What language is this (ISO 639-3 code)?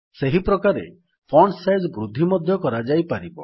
ori